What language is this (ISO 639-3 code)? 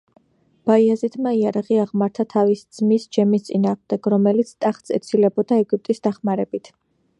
kat